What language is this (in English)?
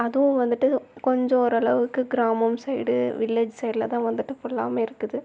Tamil